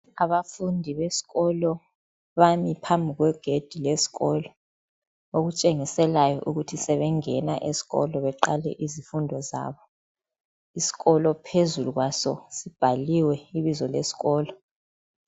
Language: North Ndebele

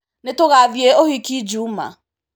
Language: Kikuyu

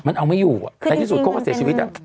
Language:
Thai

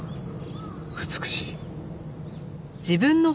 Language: Japanese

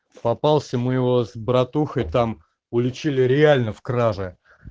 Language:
Russian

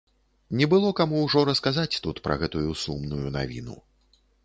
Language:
Belarusian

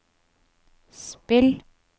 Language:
Norwegian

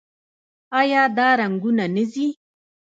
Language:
Pashto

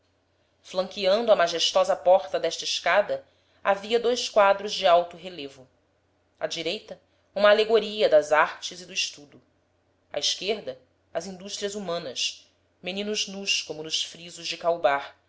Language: Portuguese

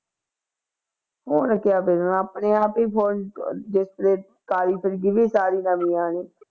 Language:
Punjabi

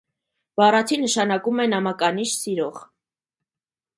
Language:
Armenian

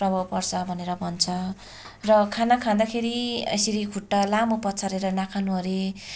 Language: Nepali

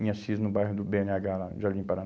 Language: Portuguese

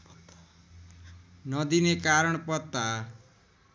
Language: Nepali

